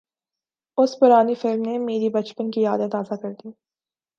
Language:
Urdu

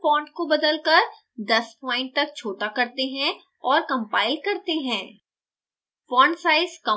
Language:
Hindi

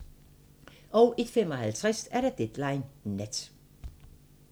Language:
Danish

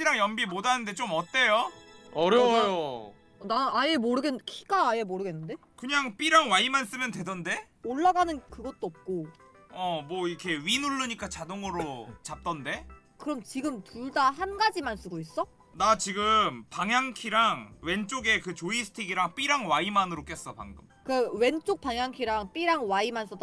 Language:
Korean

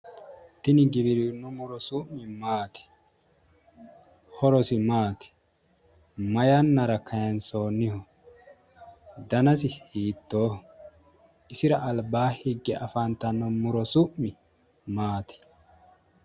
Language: Sidamo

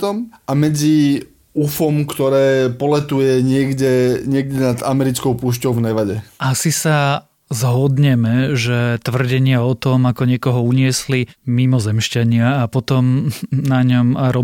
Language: Slovak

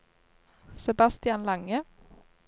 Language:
Norwegian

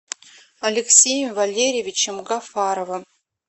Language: Russian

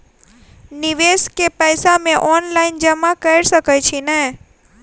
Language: Maithili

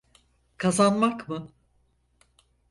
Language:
Turkish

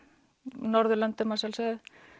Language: Icelandic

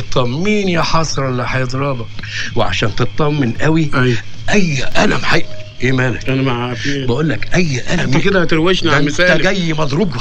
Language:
Arabic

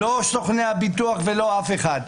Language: Hebrew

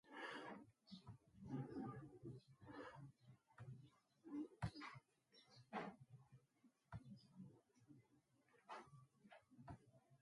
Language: Luo (Kenya and Tanzania)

